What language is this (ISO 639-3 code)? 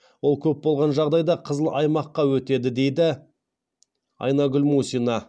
kaz